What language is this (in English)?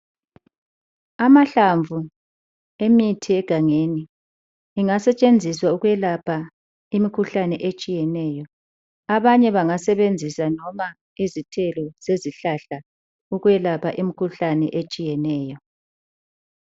North Ndebele